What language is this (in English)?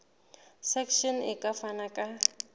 Southern Sotho